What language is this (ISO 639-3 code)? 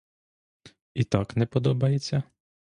ukr